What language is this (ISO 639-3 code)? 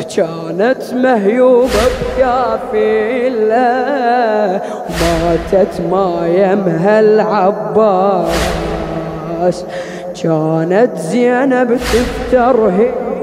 ara